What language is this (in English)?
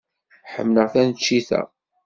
Kabyle